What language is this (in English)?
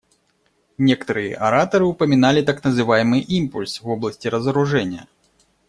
Russian